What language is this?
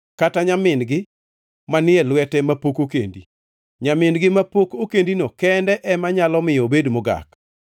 Luo (Kenya and Tanzania)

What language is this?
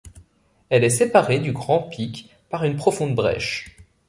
French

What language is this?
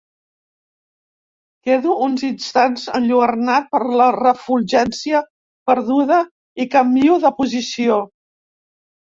Catalan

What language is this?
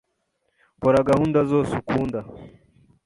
Kinyarwanda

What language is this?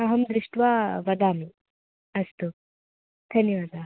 Sanskrit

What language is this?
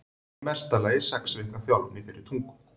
Icelandic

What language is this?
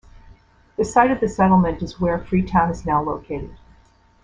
English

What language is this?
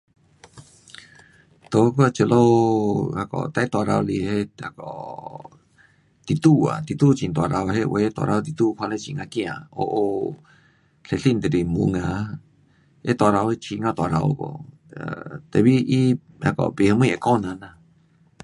Pu-Xian Chinese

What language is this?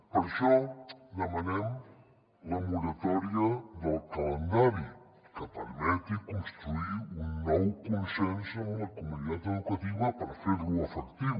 Catalan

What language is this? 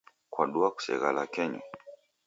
Taita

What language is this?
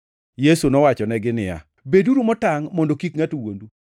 Luo (Kenya and Tanzania)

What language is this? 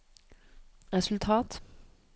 Norwegian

